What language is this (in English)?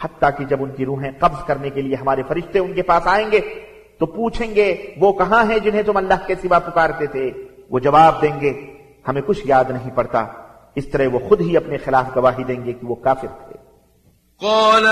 Arabic